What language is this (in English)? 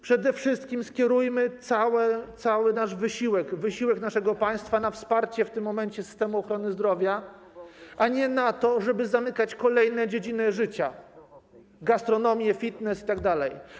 Polish